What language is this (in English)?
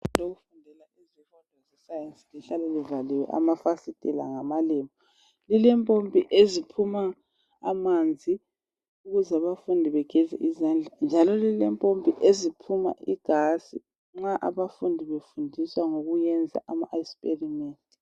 North Ndebele